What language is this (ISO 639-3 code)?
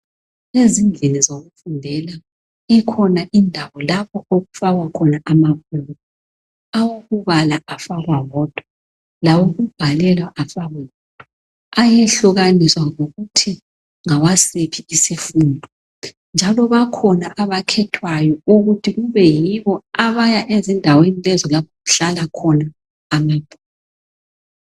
nde